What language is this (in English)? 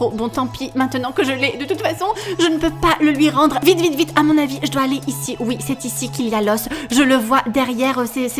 French